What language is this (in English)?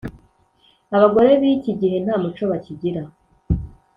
Kinyarwanda